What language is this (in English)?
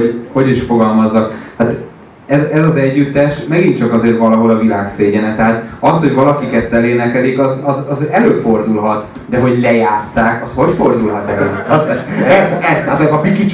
Hungarian